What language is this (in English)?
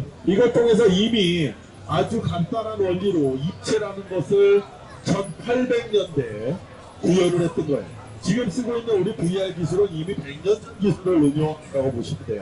Korean